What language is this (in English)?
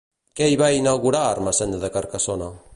Catalan